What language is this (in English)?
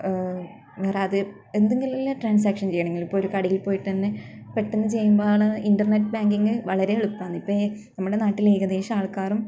Malayalam